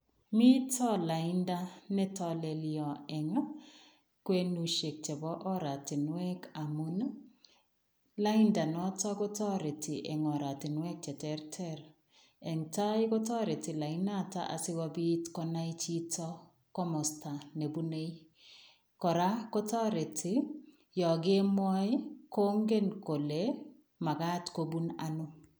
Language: Kalenjin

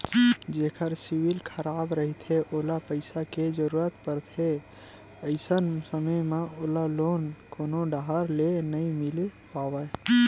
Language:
Chhattisgarhi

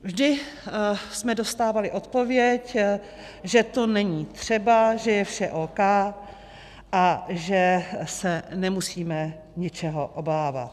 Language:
Czech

